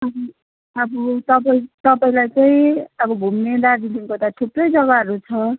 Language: Nepali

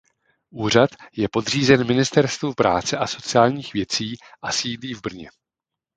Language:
Czech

